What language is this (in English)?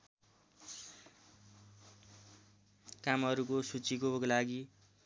Nepali